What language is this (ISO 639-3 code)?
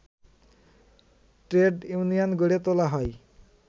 ben